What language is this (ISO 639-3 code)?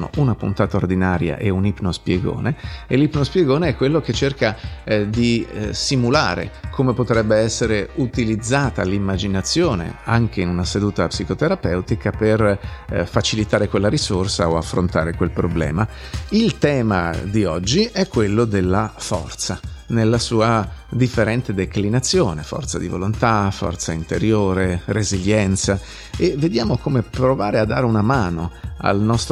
ita